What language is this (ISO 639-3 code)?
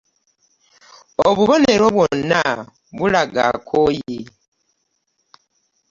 lug